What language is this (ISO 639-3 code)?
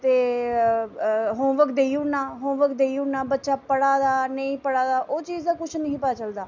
doi